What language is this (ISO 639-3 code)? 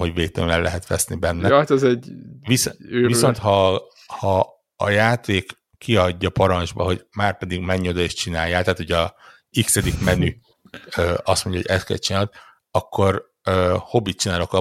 hun